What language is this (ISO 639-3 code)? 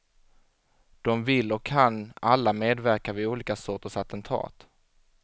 swe